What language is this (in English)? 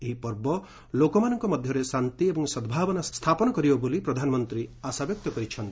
Odia